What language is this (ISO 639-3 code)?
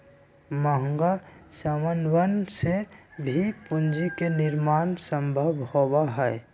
mag